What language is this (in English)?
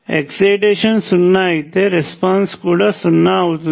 Telugu